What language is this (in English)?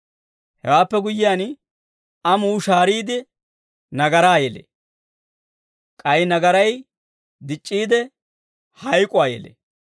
Dawro